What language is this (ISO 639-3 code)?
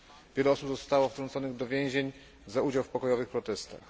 pol